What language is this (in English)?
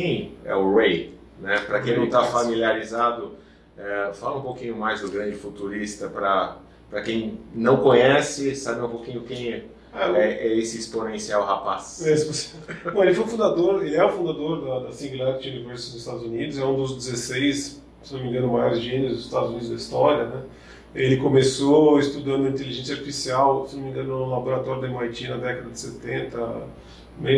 Portuguese